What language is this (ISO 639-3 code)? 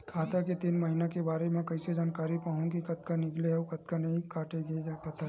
hne